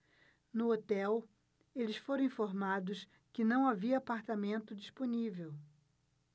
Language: Portuguese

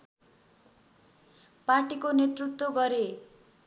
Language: Nepali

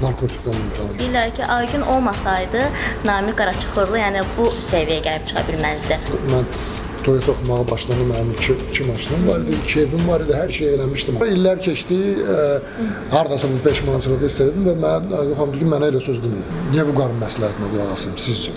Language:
Turkish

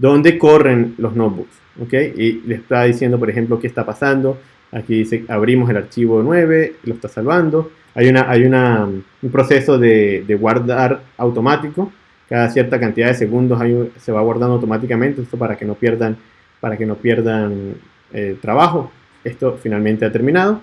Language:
Spanish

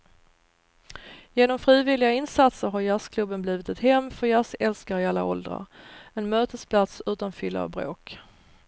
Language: Swedish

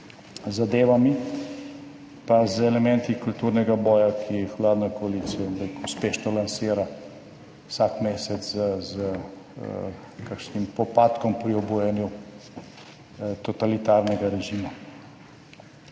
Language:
Slovenian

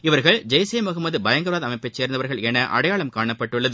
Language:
Tamil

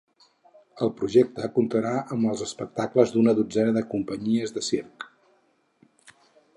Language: Catalan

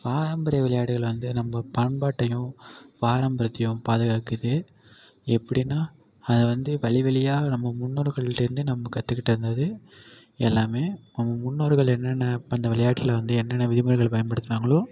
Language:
Tamil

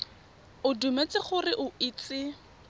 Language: Tswana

